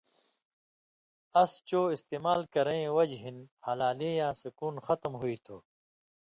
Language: Indus Kohistani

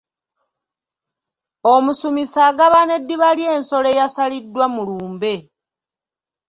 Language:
Ganda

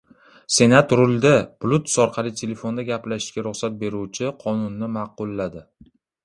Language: Uzbek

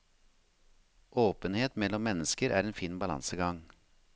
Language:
Norwegian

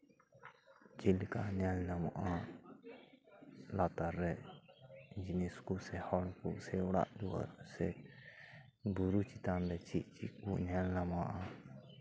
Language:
Santali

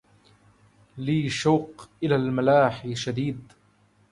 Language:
Arabic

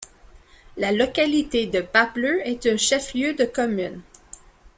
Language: French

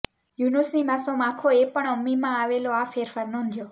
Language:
Gujarati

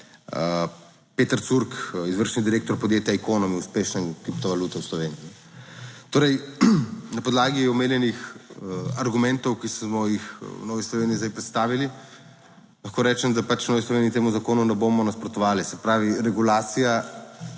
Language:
Slovenian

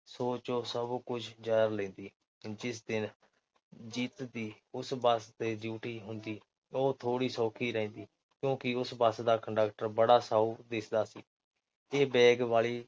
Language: Punjabi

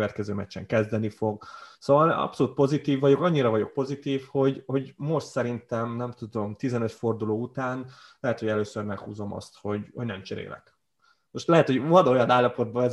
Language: Hungarian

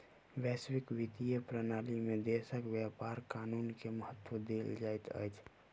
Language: Maithili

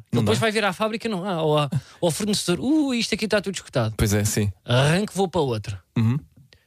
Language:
Portuguese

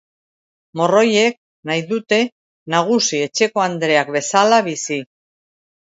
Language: Basque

